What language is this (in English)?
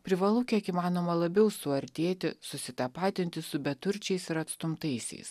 Lithuanian